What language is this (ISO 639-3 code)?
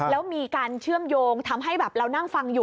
tha